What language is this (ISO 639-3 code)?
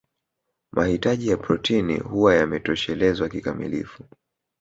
swa